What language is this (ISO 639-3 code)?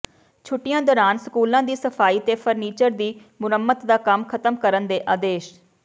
pan